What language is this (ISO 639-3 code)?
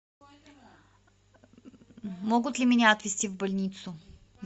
rus